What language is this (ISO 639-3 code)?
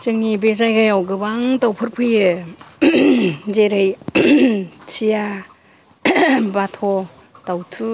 brx